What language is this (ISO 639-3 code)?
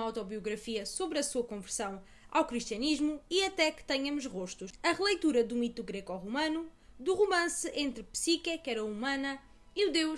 por